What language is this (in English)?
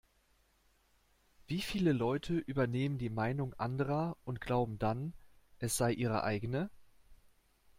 German